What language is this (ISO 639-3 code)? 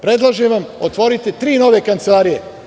srp